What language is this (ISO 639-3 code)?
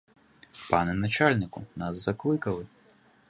ukr